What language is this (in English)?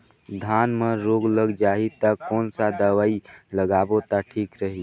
Chhattisgarhi